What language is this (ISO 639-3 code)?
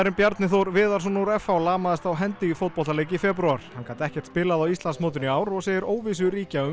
isl